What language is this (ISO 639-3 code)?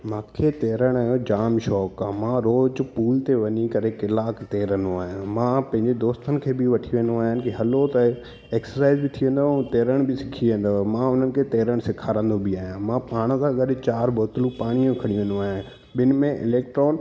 snd